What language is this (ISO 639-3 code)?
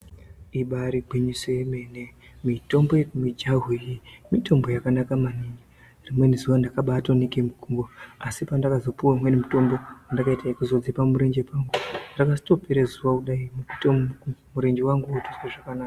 ndc